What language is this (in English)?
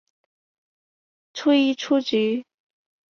Chinese